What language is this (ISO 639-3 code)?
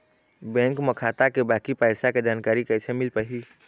hne